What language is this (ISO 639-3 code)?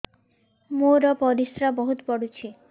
ori